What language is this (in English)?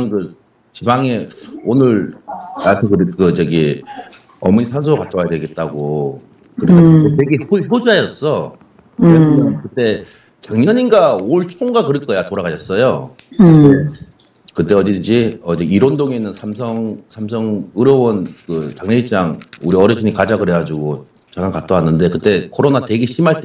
Korean